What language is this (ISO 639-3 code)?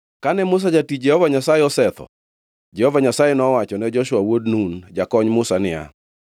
luo